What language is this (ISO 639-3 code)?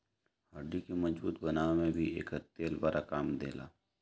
bho